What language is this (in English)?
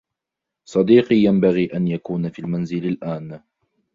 Arabic